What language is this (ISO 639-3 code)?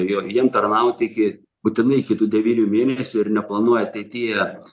lit